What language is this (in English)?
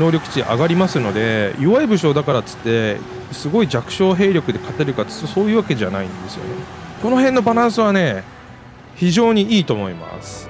Japanese